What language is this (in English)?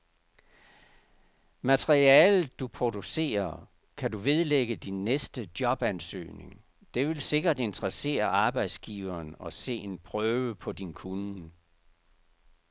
Danish